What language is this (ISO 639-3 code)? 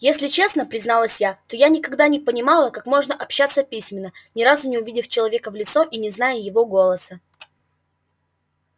rus